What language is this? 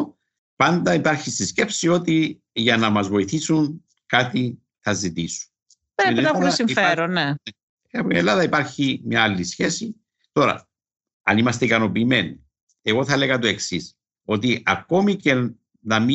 Greek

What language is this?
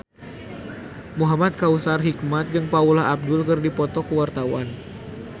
Sundanese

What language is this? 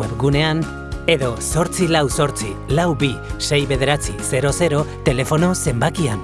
Spanish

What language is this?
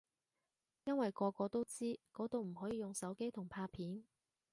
Cantonese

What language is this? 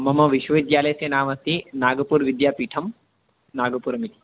Sanskrit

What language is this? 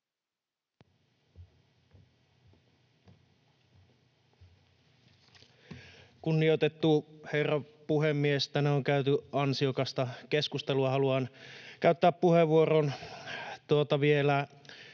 Finnish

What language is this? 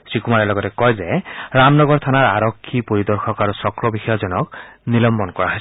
Assamese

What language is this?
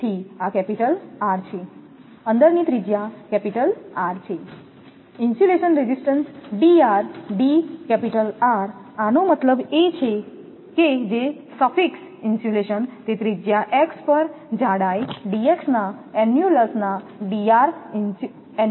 Gujarati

